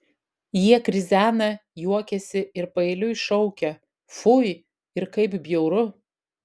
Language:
Lithuanian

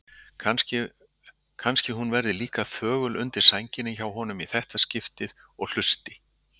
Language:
Icelandic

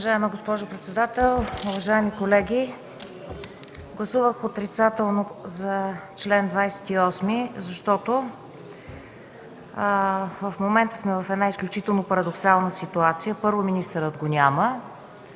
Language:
Bulgarian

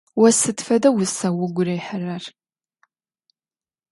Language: Adyghe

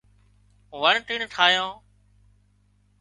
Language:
Wadiyara Koli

